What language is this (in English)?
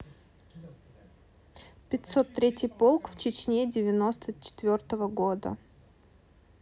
Russian